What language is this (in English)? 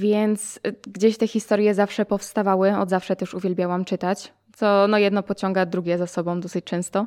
Polish